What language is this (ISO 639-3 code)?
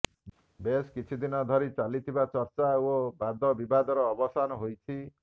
ori